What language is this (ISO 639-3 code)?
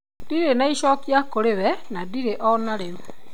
kik